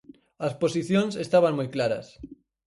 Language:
Galician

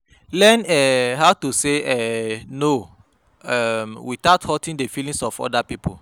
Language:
Nigerian Pidgin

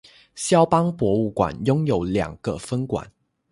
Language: Chinese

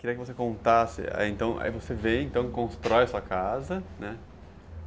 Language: Portuguese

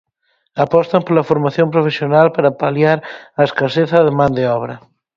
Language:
Galician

